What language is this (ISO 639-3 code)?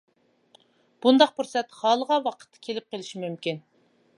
uig